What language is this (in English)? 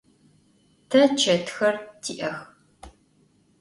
Adyghe